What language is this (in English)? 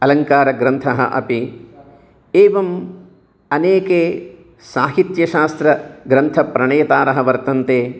Sanskrit